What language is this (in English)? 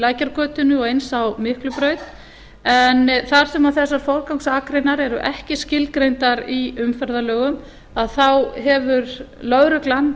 Icelandic